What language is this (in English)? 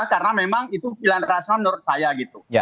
Indonesian